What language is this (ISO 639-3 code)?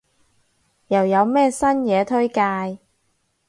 yue